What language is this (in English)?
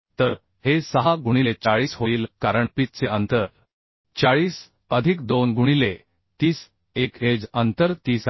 Marathi